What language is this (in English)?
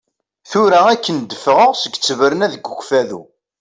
Kabyle